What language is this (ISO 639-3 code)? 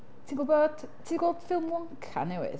cym